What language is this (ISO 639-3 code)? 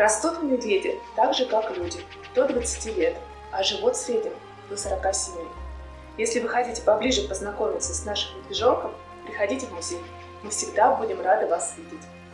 rus